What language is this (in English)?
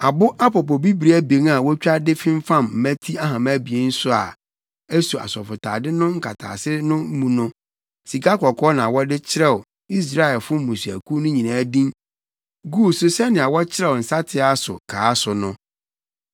Akan